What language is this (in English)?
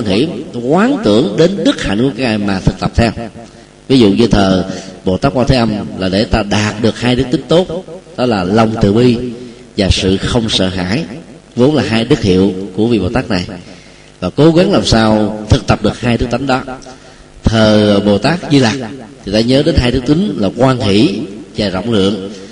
Vietnamese